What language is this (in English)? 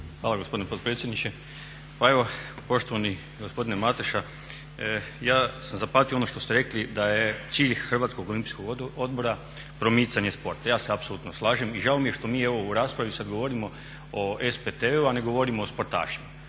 Croatian